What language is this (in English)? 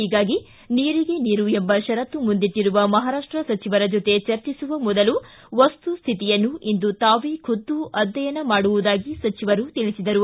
Kannada